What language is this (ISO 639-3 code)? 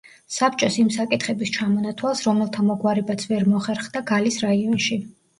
kat